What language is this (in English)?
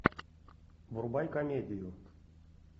Russian